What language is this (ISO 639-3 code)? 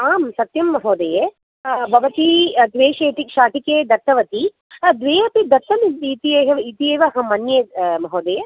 san